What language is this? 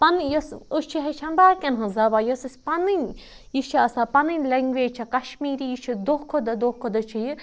Kashmiri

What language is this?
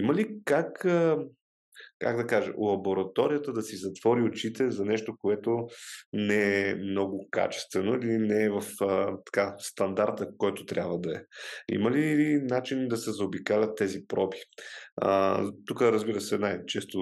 Bulgarian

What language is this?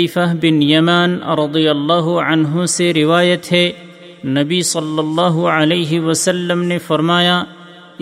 Urdu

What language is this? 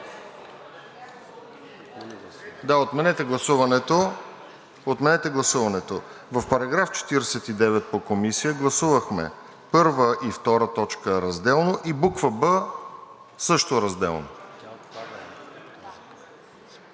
Bulgarian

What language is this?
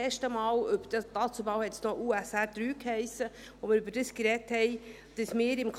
Swiss German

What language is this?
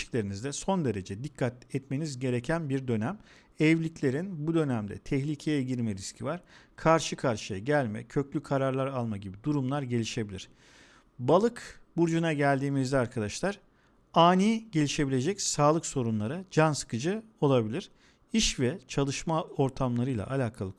Turkish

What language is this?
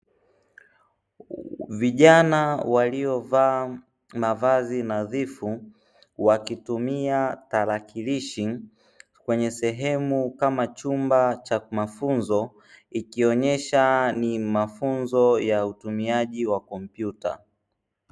Swahili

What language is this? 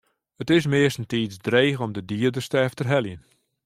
Western Frisian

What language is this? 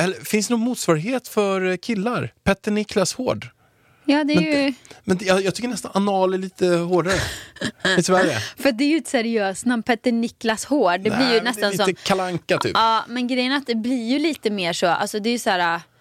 Swedish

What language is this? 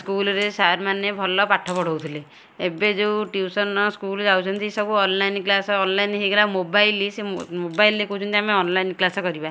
Odia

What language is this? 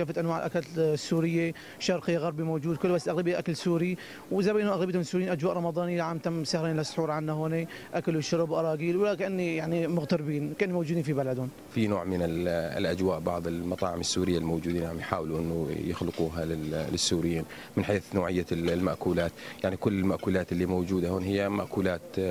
Arabic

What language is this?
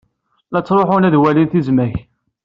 Kabyle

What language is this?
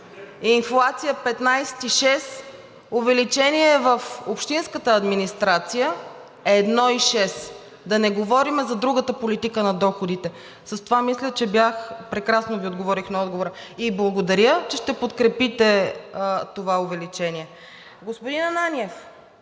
Bulgarian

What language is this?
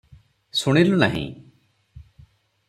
Odia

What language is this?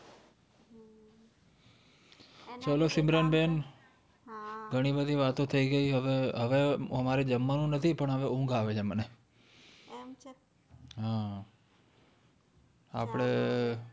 Gujarati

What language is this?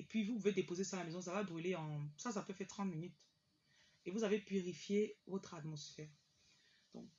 French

